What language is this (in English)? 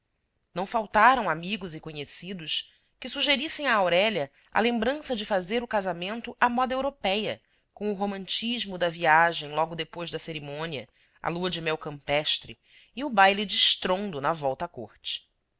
Portuguese